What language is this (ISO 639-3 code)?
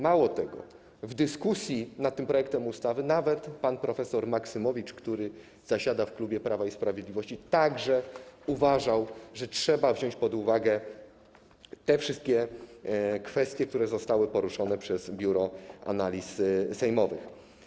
pol